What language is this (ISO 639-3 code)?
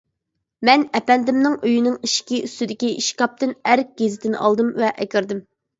uig